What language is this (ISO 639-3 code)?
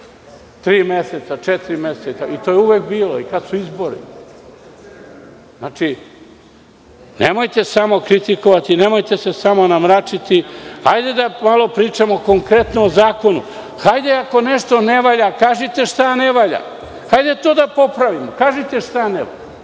srp